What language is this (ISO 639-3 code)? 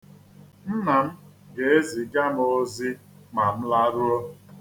ibo